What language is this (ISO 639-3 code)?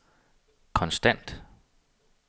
dan